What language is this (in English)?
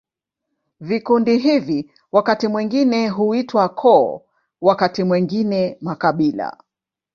Swahili